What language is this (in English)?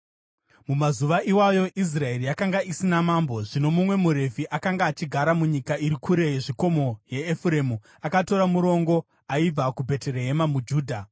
Shona